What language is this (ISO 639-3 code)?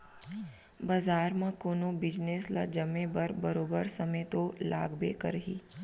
hne